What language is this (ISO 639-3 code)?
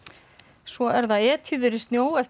isl